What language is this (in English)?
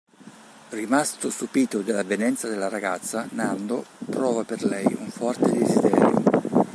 Italian